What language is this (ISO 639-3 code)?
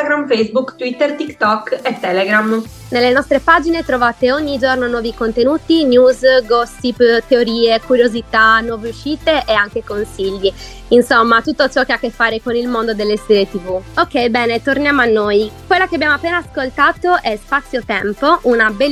ita